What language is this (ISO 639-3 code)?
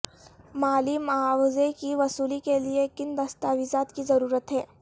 urd